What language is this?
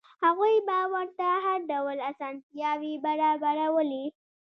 Pashto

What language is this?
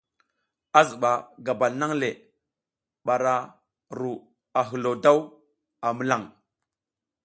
South Giziga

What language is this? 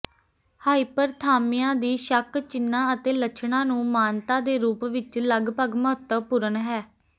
Punjabi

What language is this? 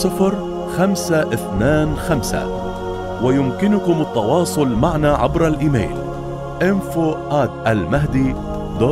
Arabic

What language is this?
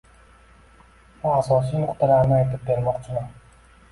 Uzbek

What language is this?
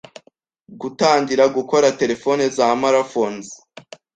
Kinyarwanda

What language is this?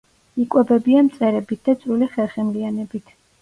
Georgian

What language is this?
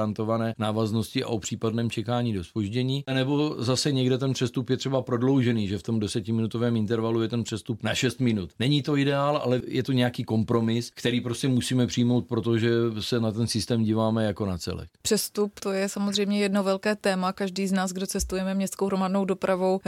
Czech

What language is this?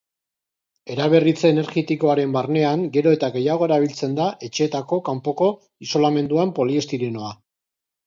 Basque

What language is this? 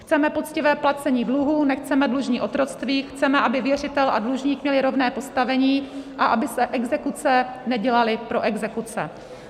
Czech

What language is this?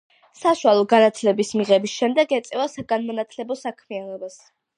Georgian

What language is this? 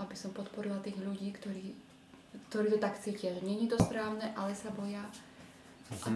Czech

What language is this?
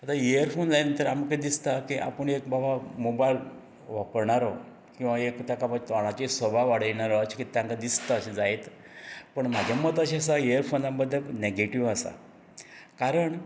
Konkani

